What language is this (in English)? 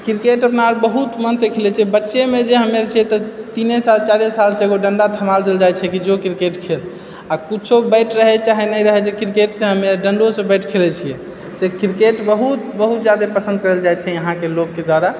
Maithili